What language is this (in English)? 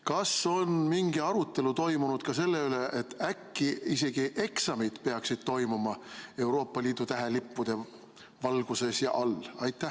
Estonian